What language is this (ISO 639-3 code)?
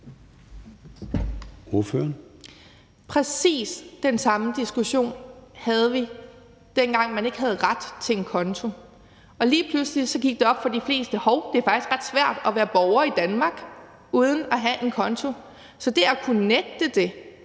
dan